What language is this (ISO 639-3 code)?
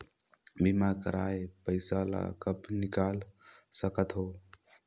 hne